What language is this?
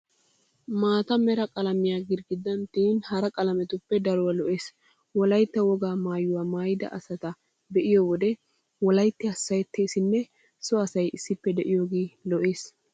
Wolaytta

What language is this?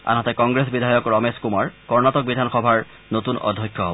Assamese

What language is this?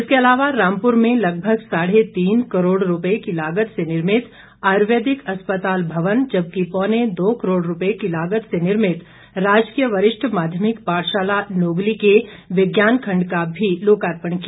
Hindi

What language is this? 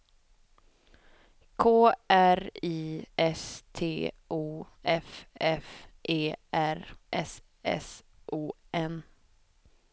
Swedish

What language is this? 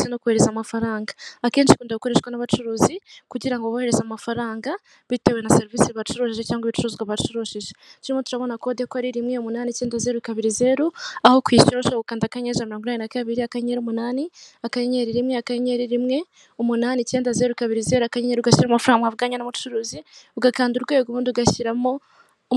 Kinyarwanda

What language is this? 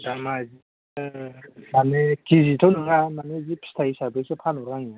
Bodo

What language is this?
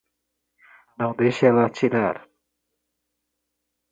Portuguese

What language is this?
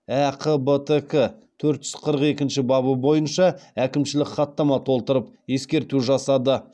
Kazakh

